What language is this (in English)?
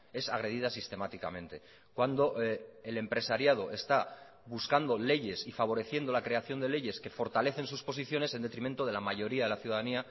Spanish